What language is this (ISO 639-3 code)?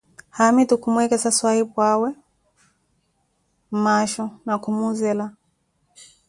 eko